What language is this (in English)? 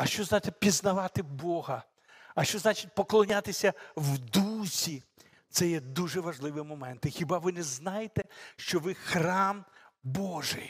Ukrainian